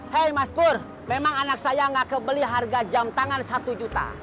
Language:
Indonesian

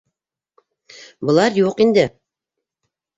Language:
Bashkir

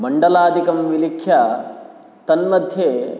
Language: Sanskrit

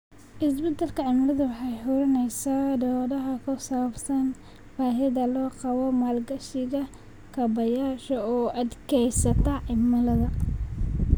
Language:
Somali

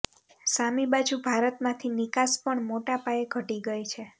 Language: Gujarati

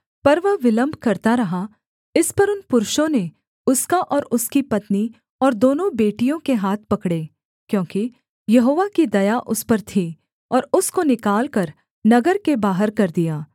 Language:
Hindi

